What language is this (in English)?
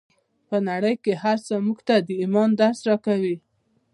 Pashto